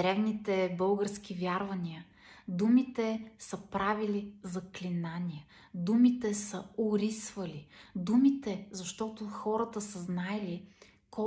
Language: Bulgarian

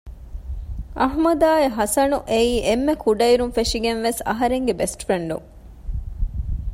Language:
Divehi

